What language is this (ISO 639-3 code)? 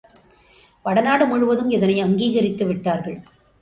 tam